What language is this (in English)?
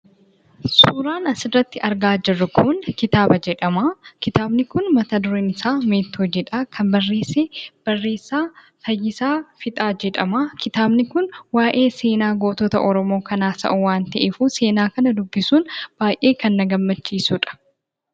Oromo